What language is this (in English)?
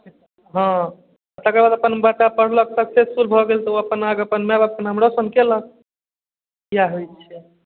Maithili